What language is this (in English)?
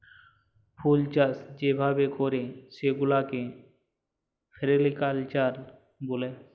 Bangla